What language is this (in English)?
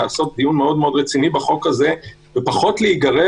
Hebrew